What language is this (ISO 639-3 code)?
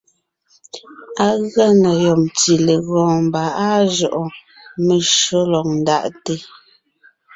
nnh